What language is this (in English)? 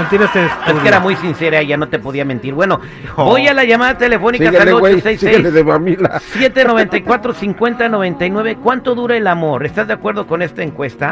Spanish